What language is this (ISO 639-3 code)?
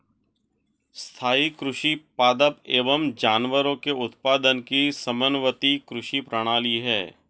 hin